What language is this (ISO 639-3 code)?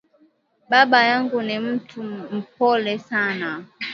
swa